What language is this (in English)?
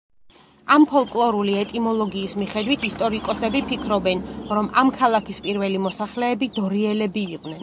Georgian